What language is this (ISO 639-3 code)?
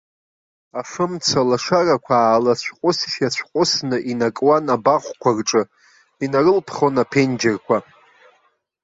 abk